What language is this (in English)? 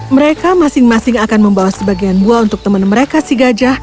Indonesian